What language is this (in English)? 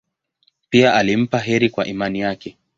Swahili